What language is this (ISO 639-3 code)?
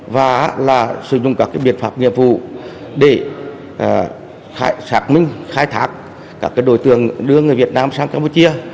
vie